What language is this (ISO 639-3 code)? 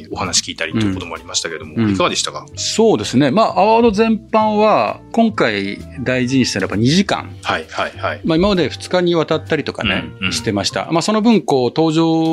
jpn